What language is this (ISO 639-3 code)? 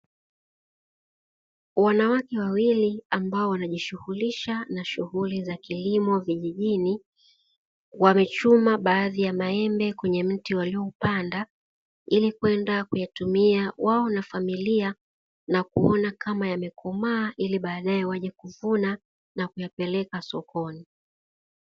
swa